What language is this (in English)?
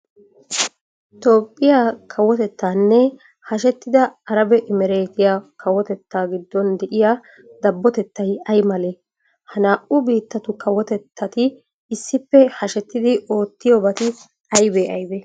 Wolaytta